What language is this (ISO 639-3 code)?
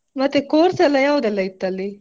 kan